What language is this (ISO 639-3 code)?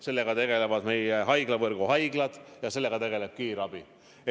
est